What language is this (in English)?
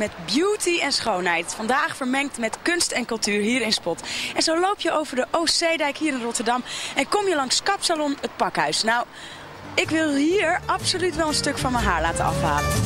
Dutch